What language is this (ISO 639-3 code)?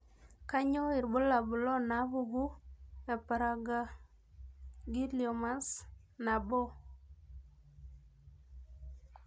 mas